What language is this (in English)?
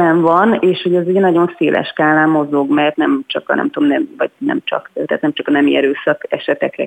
Hungarian